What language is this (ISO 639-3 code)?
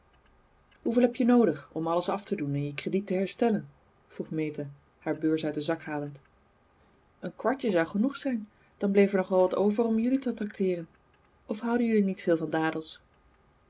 nld